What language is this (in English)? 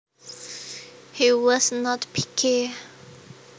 Javanese